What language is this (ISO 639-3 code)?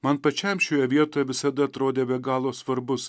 lit